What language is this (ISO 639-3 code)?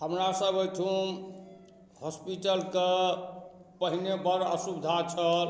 mai